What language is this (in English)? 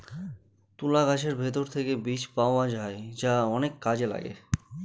Bangla